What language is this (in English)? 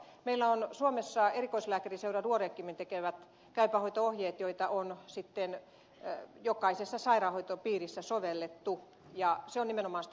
Finnish